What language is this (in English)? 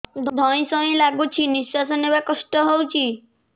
Odia